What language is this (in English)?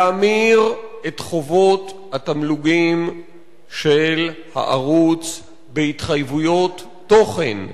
Hebrew